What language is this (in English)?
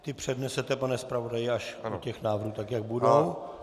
Czech